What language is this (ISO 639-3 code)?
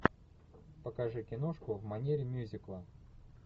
rus